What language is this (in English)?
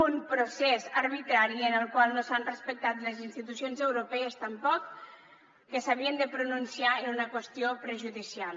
Catalan